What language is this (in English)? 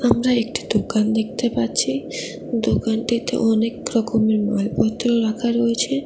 Bangla